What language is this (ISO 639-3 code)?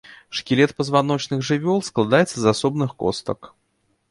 bel